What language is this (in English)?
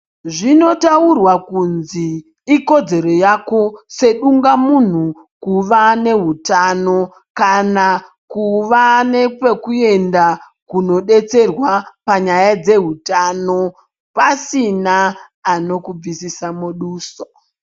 Ndau